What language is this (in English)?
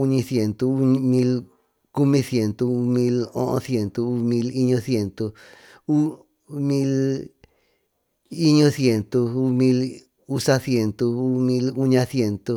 Tututepec Mixtec